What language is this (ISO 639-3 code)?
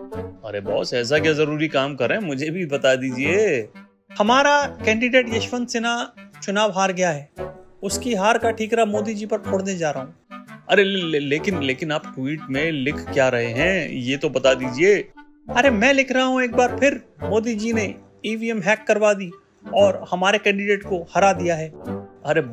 hin